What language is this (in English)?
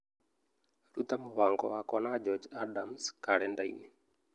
Kikuyu